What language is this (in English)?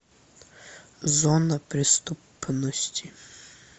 Russian